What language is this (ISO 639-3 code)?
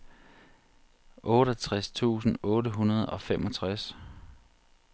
dan